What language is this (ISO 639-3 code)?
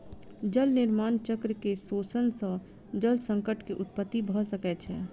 mai